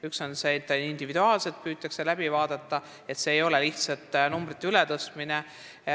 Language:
Estonian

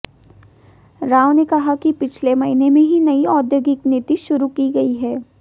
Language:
Hindi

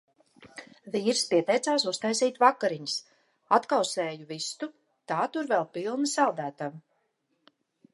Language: Latvian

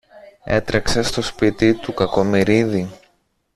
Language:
Greek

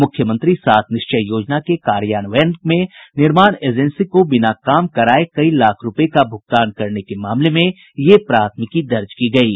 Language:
Hindi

